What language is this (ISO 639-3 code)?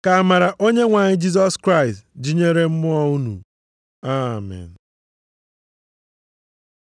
ibo